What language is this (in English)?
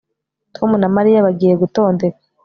Kinyarwanda